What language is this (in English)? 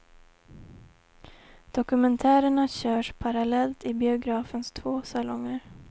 Swedish